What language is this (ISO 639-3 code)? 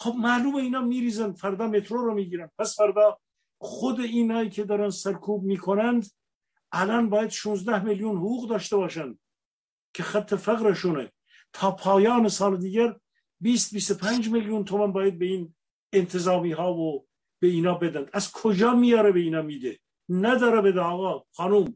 fas